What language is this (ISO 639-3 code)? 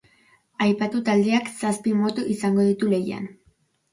eus